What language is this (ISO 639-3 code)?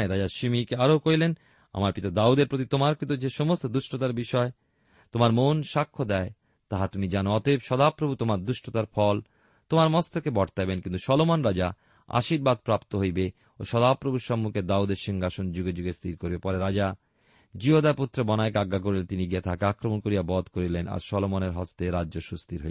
ben